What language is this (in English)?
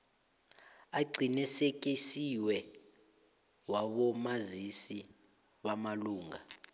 South Ndebele